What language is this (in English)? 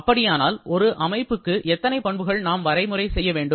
Tamil